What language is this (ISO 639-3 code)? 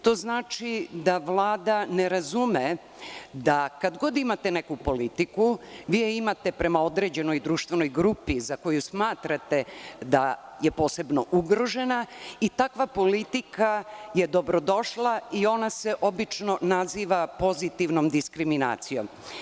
srp